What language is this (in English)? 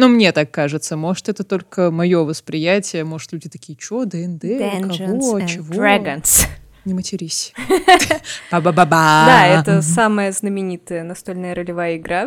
Russian